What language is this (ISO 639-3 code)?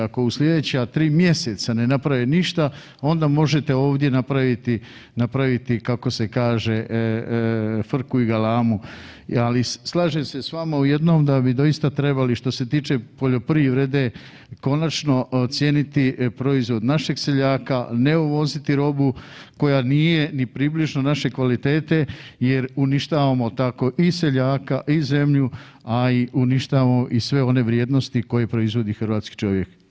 hrv